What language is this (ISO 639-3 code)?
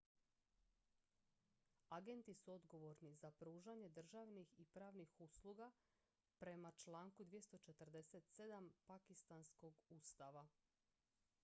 hrv